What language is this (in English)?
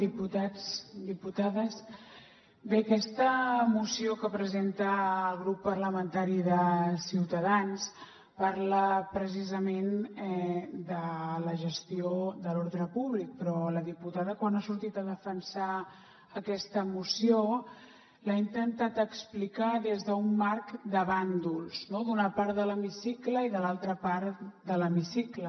Catalan